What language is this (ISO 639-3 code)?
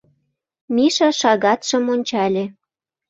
chm